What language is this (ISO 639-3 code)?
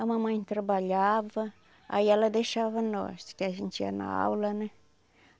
por